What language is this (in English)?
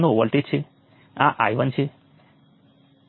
Gujarati